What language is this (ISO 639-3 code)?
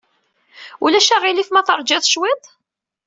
kab